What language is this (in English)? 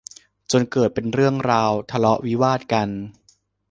Thai